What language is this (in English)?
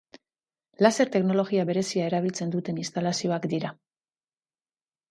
Basque